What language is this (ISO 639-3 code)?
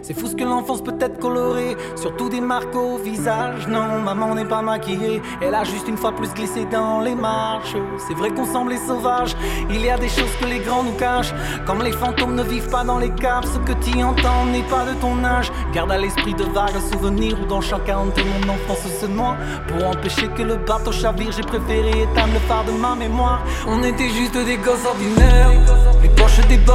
fra